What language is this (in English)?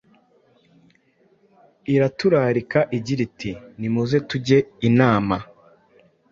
Kinyarwanda